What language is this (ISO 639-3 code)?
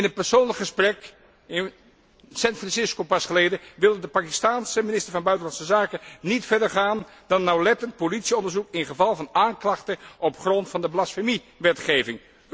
nld